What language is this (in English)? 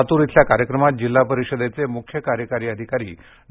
Marathi